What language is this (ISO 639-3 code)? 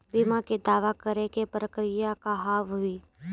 mai